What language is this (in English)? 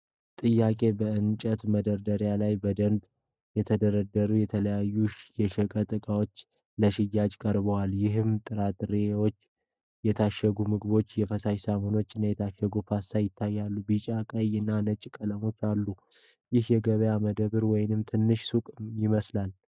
Amharic